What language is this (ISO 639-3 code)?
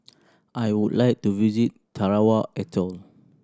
eng